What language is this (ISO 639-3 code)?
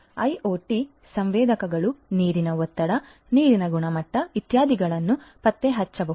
kan